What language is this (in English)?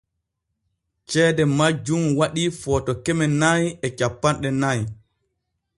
Borgu Fulfulde